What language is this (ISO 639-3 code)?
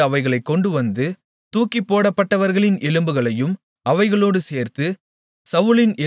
tam